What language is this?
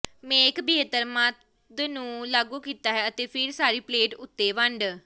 Punjabi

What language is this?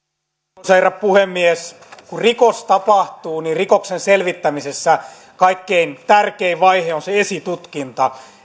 Finnish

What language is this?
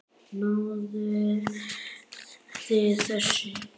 Icelandic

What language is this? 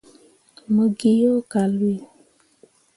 Mundang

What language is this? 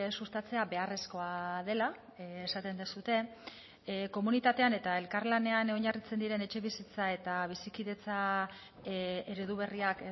Basque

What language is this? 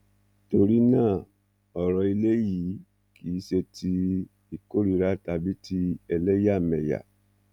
Yoruba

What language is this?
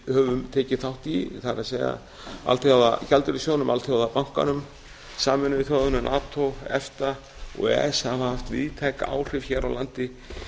Icelandic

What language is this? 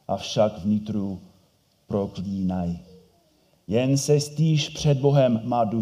Czech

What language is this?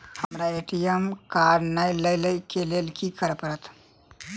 Maithili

